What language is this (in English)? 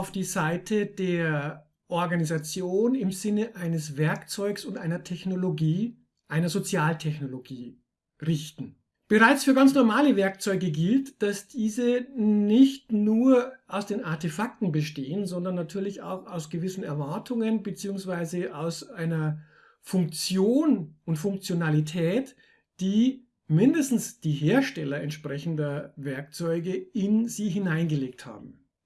German